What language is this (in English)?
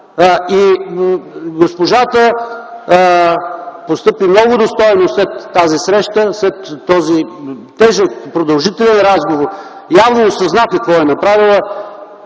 Bulgarian